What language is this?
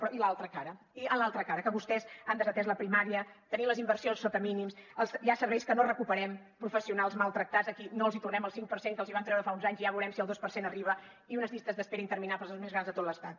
Catalan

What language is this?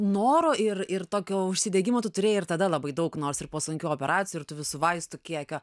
Lithuanian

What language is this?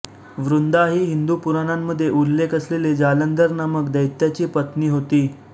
Marathi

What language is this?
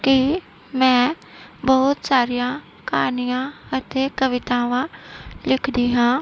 Punjabi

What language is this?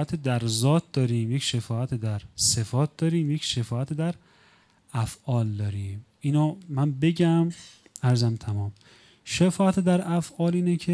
Persian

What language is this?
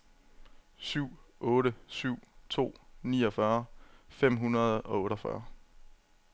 Danish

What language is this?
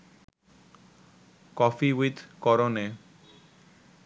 Bangla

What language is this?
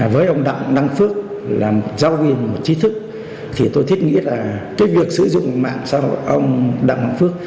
Vietnamese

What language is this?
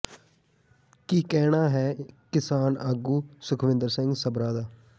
Punjabi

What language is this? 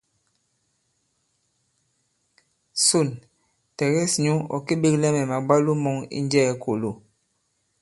Bankon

